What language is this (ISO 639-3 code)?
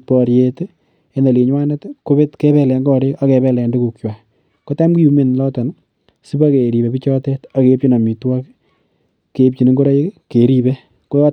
kln